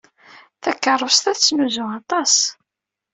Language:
Kabyle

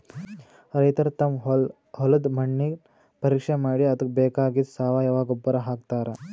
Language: Kannada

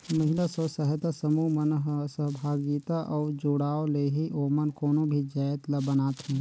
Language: Chhattisgarhi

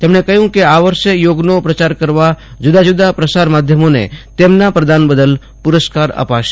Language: Gujarati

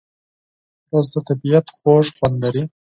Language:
Pashto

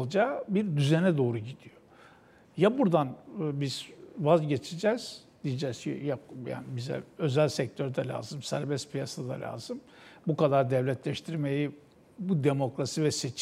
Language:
Turkish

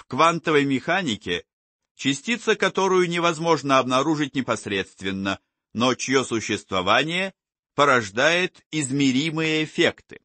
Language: Russian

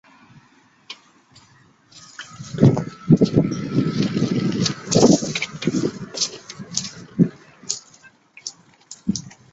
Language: Chinese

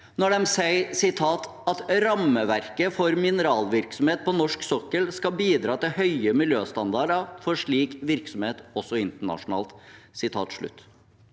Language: Norwegian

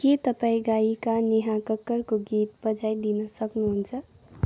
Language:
Nepali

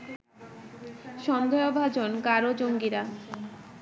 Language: Bangla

